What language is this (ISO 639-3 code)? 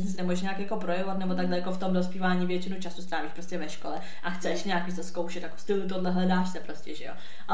ces